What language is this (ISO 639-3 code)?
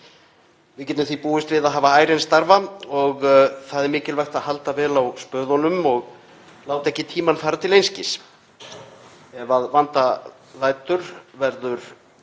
isl